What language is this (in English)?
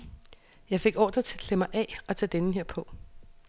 Danish